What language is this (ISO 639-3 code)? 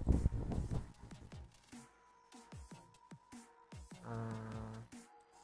ind